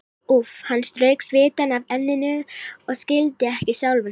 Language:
Icelandic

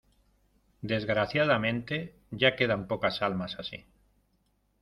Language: Spanish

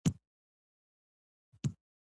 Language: Pashto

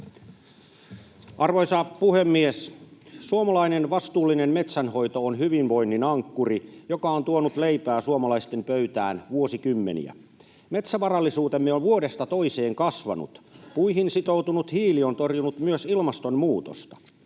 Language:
Finnish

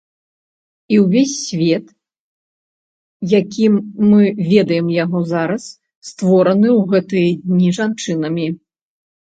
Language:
Belarusian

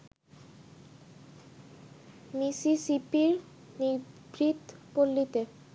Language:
Bangla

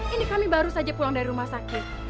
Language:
Indonesian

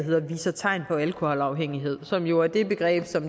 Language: Danish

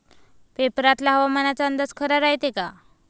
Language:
Marathi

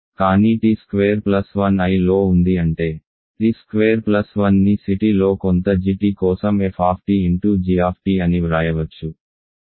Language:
Telugu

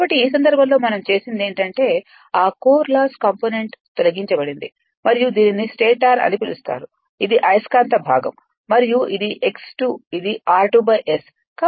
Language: Telugu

